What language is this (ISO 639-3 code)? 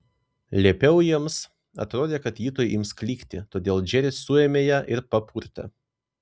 lit